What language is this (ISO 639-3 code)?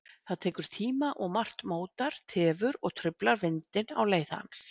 isl